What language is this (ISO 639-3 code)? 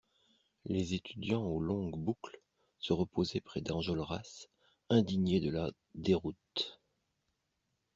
fra